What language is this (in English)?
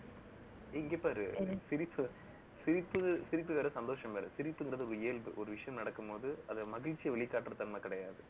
Tamil